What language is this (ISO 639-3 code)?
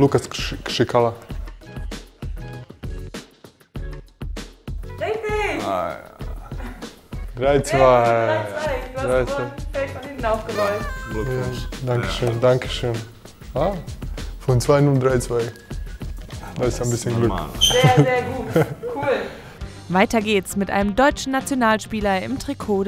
deu